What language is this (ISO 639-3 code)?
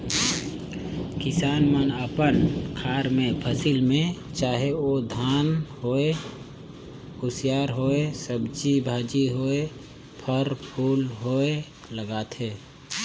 hne